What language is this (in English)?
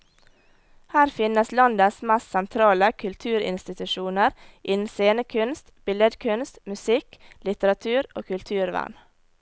Norwegian